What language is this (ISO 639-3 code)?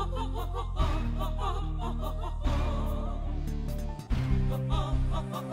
ara